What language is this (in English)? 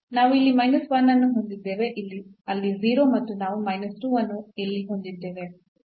Kannada